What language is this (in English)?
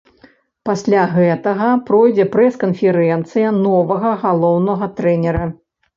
Belarusian